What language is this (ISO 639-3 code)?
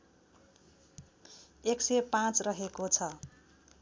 nep